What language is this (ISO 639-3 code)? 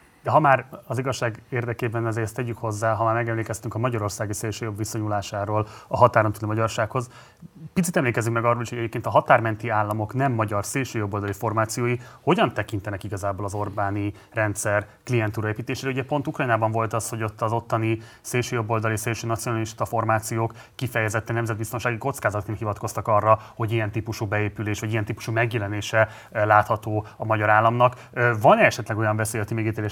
hun